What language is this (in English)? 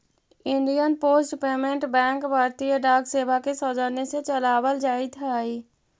Magahi